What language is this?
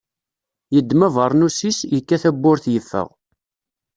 Kabyle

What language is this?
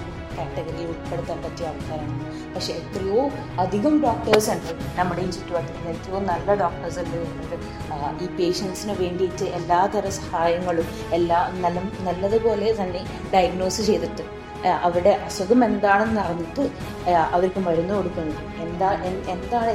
Malayalam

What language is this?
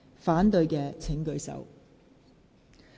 Cantonese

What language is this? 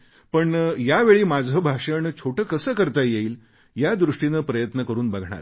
Marathi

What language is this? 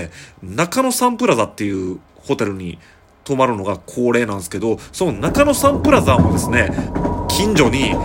Japanese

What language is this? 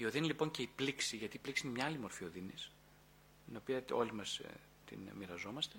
Greek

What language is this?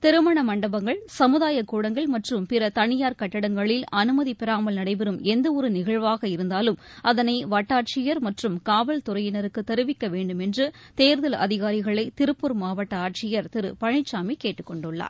Tamil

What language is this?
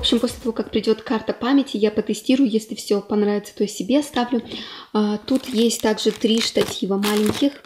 Russian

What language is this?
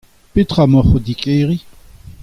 Breton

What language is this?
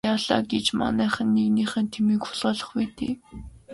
Mongolian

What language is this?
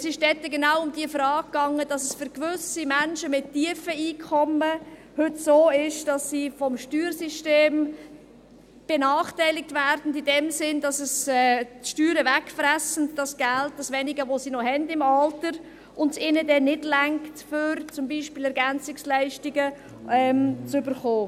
Swiss German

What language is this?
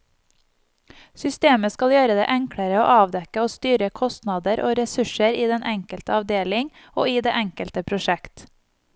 Norwegian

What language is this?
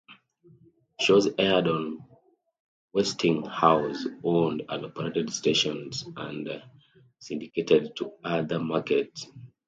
English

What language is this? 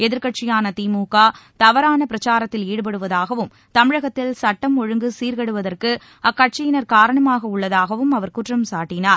Tamil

